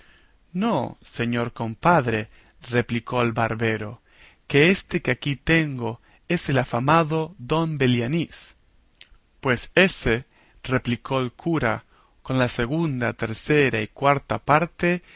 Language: Spanish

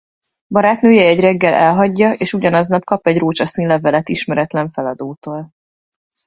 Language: Hungarian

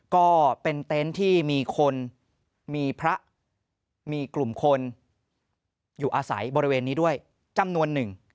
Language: Thai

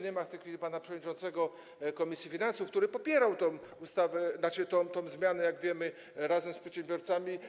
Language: Polish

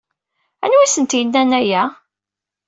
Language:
Kabyle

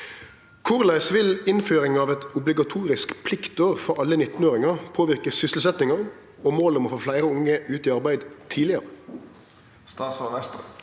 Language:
Norwegian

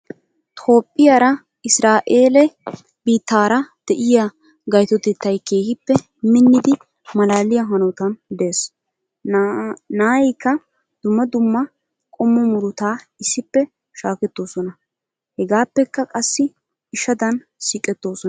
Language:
Wolaytta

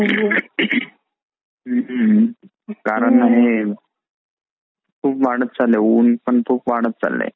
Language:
Marathi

